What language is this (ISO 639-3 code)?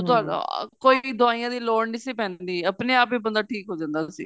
pan